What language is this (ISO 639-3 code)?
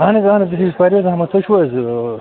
kas